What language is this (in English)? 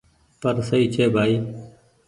Goaria